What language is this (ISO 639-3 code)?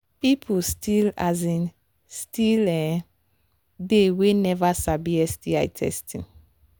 pcm